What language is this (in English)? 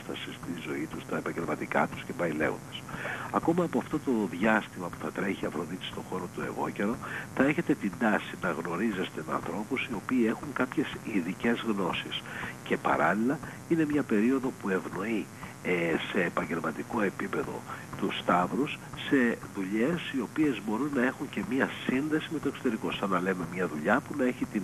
Greek